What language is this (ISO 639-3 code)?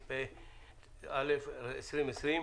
heb